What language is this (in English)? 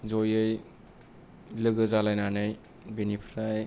Bodo